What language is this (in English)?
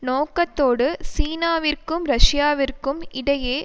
Tamil